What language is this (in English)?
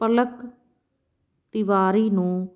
Punjabi